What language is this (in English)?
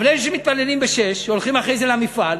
Hebrew